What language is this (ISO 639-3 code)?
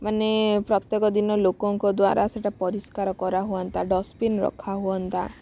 ori